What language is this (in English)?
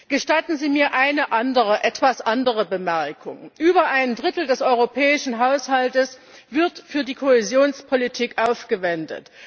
German